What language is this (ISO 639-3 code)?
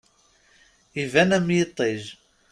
kab